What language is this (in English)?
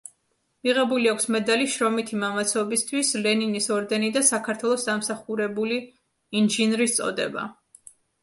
Georgian